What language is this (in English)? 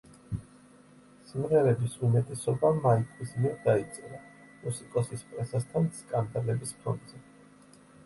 Georgian